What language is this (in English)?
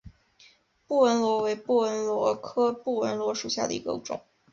Chinese